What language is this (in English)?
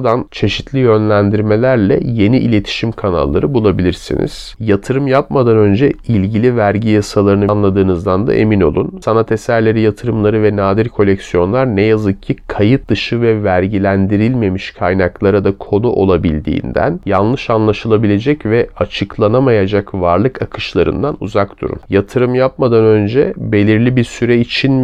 Turkish